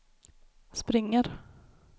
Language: Swedish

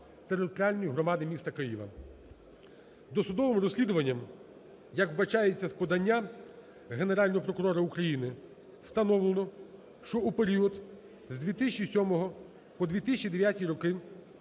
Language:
Ukrainian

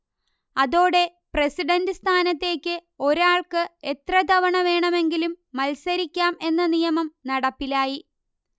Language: Malayalam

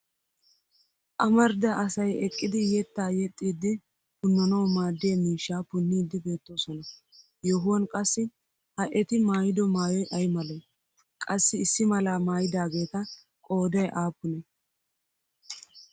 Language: Wolaytta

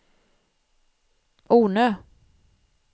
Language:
Swedish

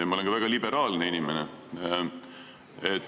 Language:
Estonian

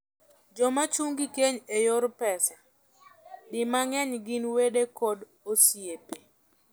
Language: Luo (Kenya and Tanzania)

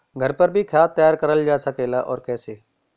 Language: Bhojpuri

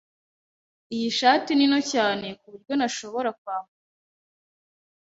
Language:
Kinyarwanda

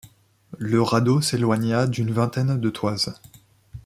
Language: French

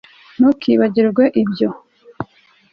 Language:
Kinyarwanda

